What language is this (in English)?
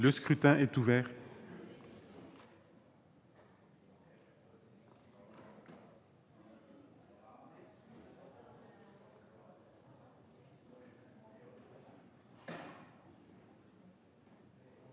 French